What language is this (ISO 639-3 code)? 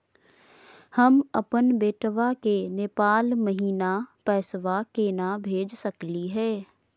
mag